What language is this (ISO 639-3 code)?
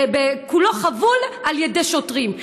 heb